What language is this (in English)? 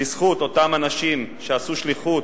Hebrew